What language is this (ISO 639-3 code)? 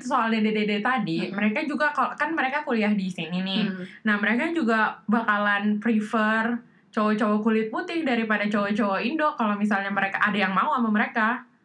ind